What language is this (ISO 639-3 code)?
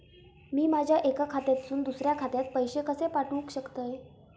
mar